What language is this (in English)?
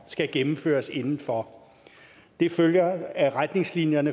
Danish